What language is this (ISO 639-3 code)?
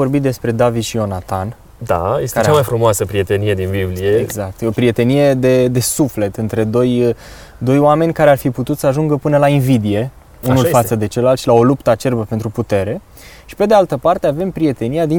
ron